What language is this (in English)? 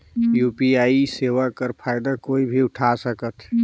Chhattisgarhi